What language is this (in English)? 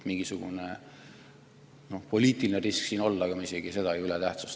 Estonian